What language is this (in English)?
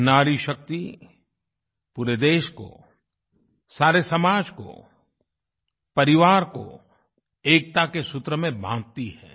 Hindi